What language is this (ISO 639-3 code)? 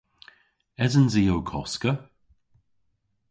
cor